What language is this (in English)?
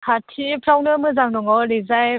Bodo